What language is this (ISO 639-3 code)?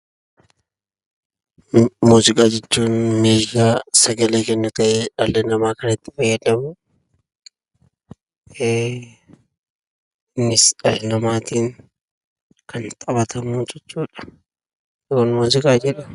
orm